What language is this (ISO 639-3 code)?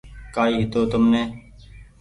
gig